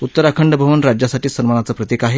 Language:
Marathi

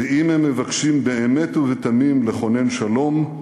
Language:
Hebrew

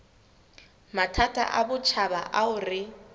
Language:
Southern Sotho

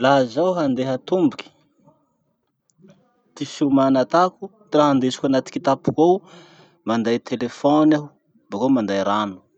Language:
Masikoro Malagasy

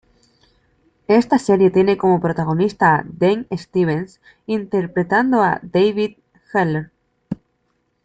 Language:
Spanish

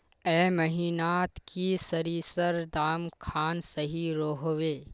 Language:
Magahi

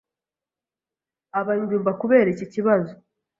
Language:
Kinyarwanda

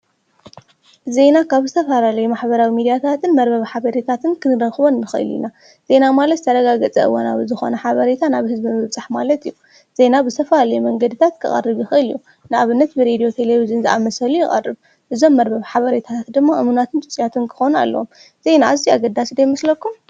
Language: Tigrinya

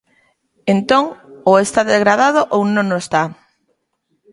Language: Galician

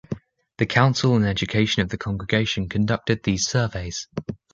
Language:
English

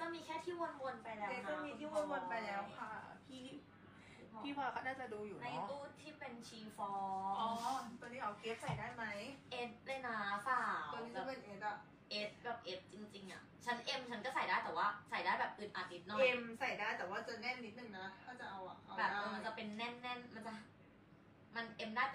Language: Thai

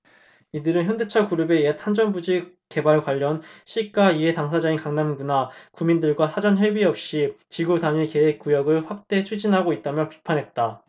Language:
Korean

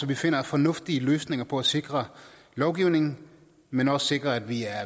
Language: Danish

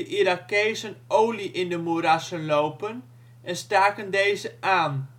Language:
Dutch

